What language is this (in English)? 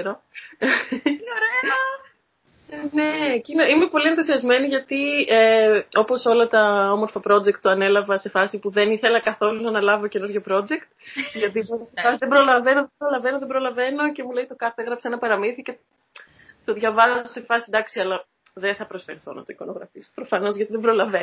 Greek